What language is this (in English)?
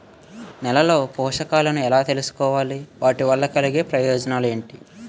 Telugu